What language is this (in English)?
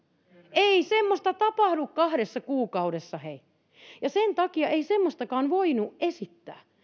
Finnish